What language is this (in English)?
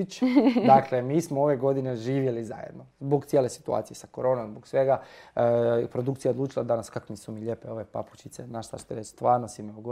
Croatian